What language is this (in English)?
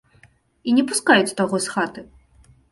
Belarusian